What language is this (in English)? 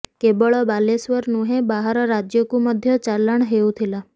Odia